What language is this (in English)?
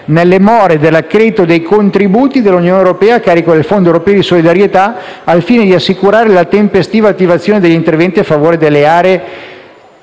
Italian